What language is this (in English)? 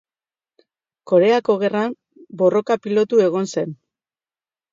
Basque